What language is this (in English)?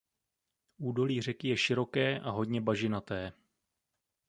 Czech